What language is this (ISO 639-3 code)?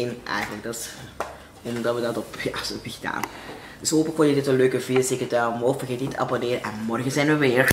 nld